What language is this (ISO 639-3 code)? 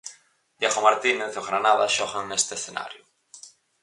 glg